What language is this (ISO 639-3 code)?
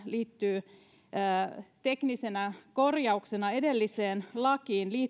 fin